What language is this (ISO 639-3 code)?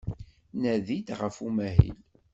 kab